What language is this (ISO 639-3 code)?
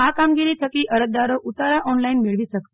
guj